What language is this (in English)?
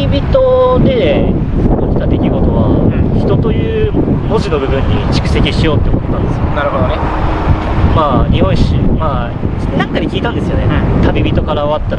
Japanese